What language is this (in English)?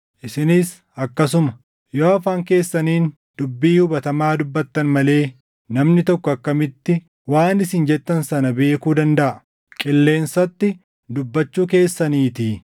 Oromo